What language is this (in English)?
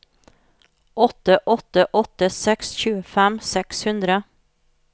Norwegian